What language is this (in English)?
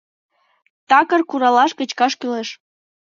Mari